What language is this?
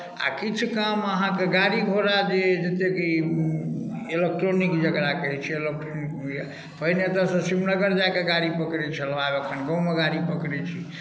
Maithili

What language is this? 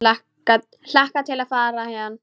Icelandic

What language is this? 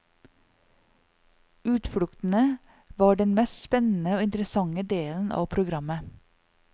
Norwegian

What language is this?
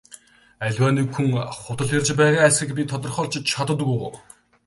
Mongolian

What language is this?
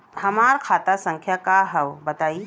Bhojpuri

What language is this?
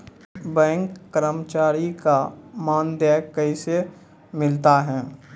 Maithili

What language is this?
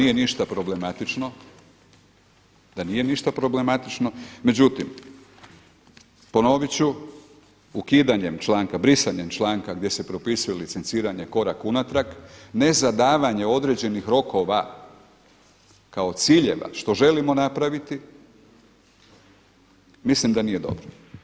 Croatian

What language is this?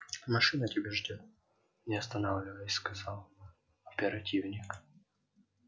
Russian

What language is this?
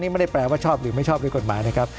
Thai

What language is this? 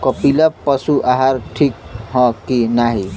Bhojpuri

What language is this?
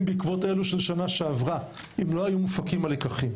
Hebrew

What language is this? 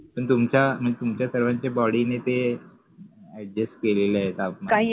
Marathi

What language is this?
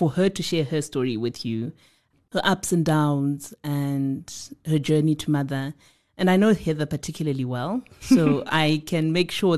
English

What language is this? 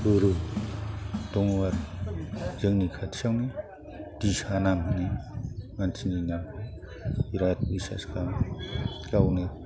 Bodo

